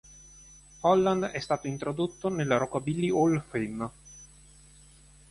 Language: Italian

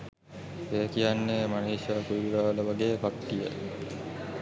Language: Sinhala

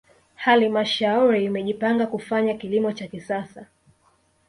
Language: Swahili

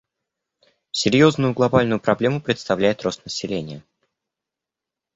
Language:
Russian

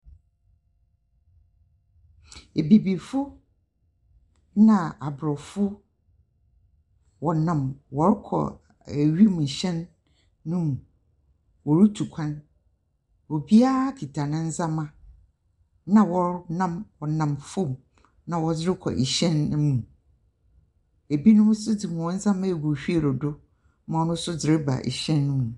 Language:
Akan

